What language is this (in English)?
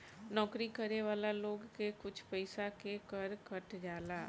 Bhojpuri